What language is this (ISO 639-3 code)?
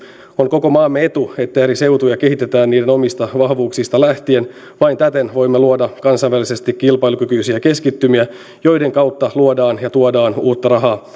fin